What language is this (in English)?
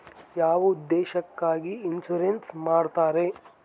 Kannada